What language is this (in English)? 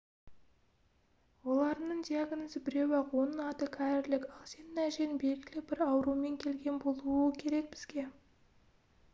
Kazakh